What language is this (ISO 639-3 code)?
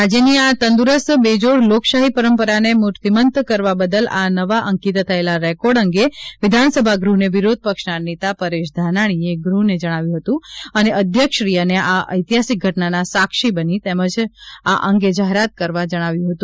guj